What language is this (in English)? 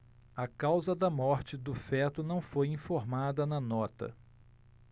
Portuguese